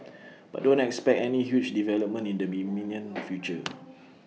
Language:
English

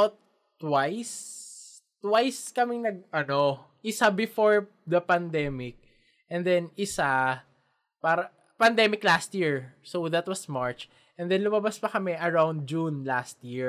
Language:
Filipino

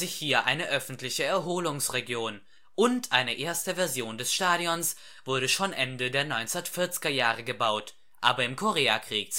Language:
German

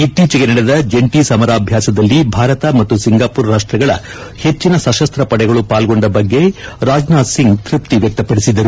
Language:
Kannada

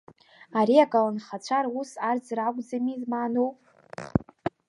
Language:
Abkhazian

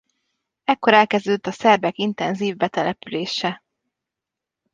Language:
Hungarian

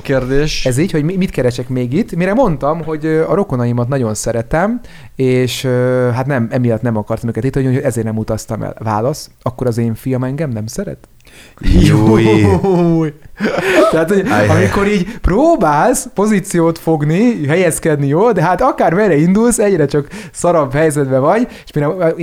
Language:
Hungarian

